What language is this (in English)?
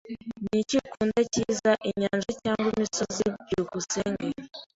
Kinyarwanda